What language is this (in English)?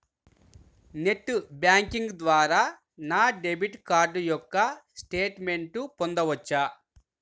Telugu